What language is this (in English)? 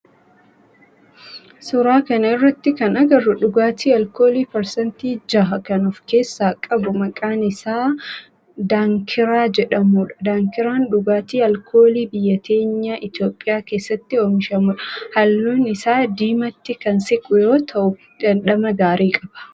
Oromo